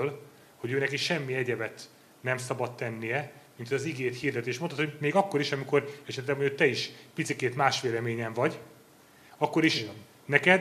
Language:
Hungarian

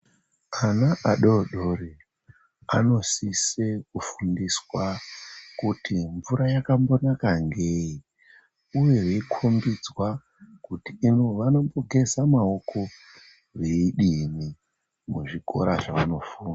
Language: Ndau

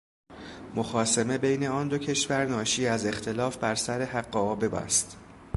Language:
Persian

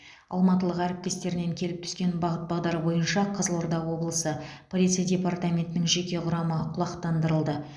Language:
Kazakh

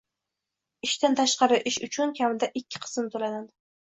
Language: Uzbek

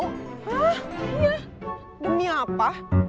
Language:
Indonesian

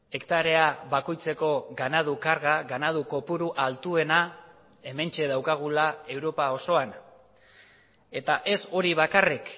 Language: Basque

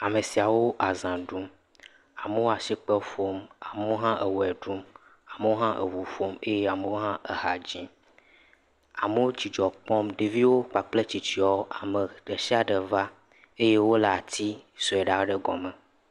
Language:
Ewe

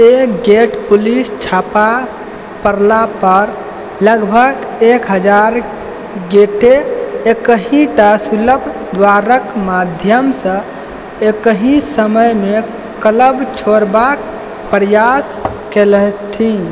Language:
Maithili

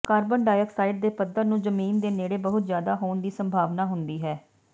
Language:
Punjabi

